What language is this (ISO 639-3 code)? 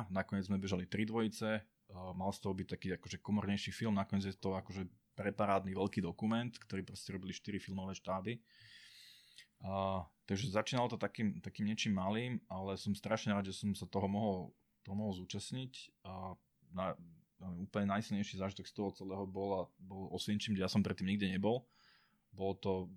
slk